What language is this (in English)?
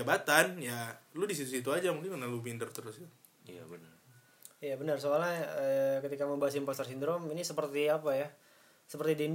Indonesian